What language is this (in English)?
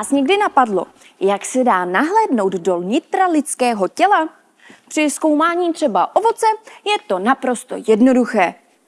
Czech